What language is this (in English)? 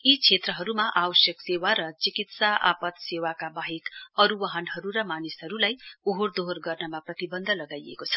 Nepali